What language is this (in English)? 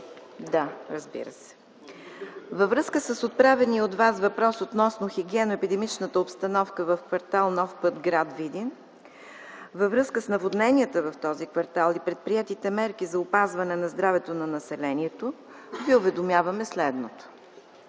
Bulgarian